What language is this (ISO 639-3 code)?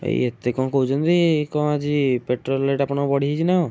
ori